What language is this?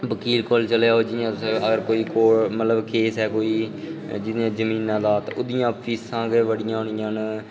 Dogri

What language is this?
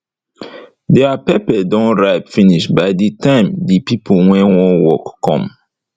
Nigerian Pidgin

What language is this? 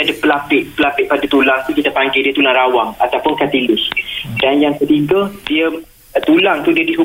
Malay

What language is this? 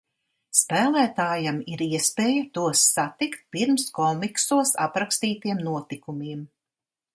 Latvian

